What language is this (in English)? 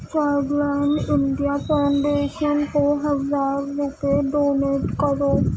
Urdu